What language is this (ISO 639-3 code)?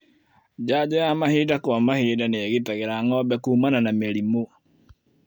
kik